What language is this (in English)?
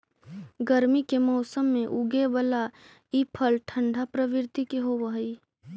Magahi